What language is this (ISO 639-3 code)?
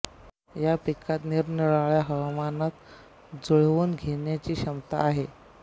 mar